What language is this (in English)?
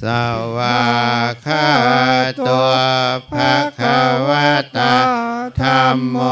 Thai